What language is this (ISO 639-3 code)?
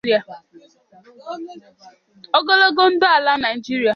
ibo